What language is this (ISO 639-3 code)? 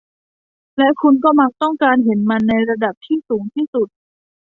tha